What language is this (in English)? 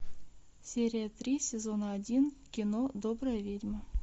Russian